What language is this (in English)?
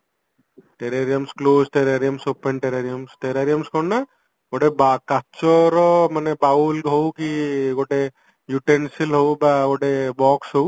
Odia